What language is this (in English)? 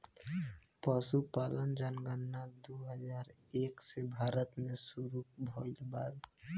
Bhojpuri